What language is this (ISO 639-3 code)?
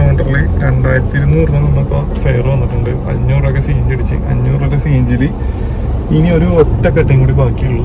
ron